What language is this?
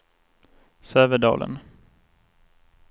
Swedish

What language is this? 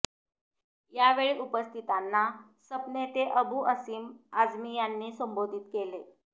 Marathi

